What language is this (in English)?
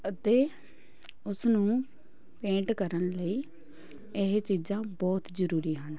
Punjabi